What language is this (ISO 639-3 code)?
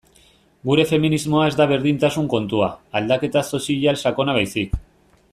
eus